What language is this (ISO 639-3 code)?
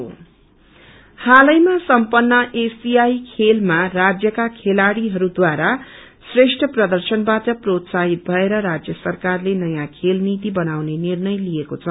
nep